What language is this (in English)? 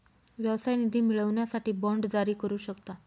Marathi